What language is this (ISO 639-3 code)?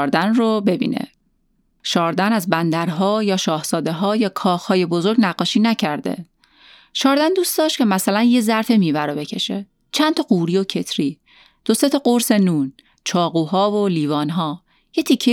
fas